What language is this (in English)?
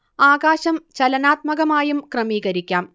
Malayalam